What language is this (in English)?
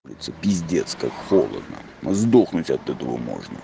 Russian